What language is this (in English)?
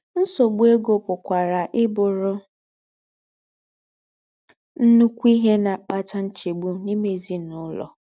Igbo